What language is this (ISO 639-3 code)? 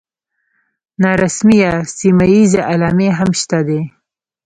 pus